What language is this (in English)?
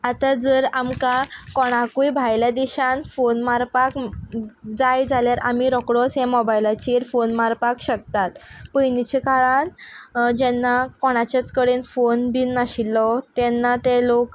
Konkani